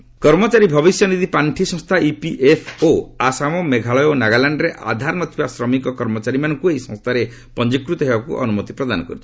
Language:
Odia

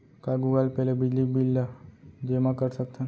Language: Chhattisgarhi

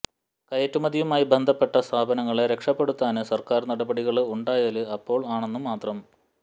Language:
Malayalam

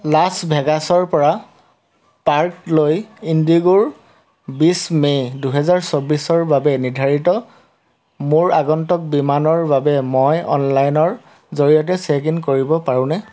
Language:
Assamese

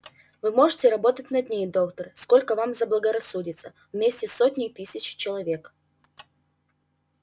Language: Russian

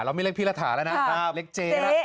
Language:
Thai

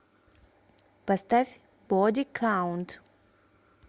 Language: Russian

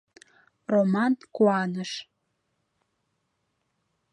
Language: Mari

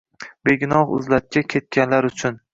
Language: Uzbek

